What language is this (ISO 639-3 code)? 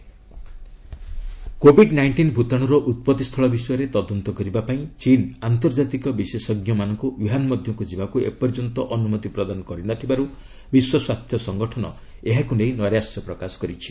ori